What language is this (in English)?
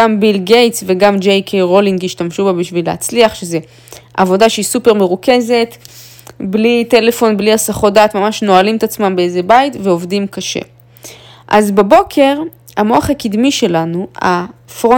Hebrew